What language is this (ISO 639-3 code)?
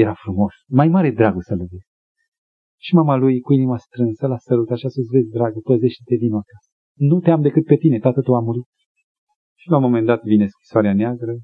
ron